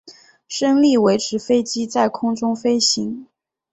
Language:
Chinese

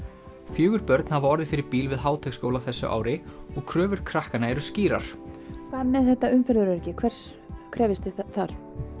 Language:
Icelandic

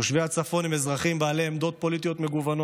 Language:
Hebrew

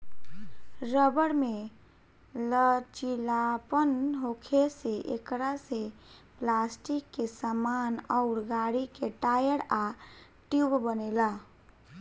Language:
Bhojpuri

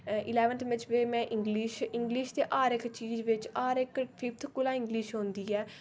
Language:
Dogri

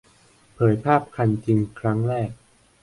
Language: Thai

